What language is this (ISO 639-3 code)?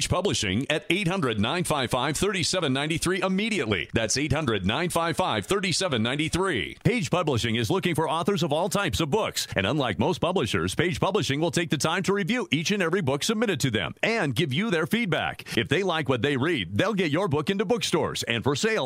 eng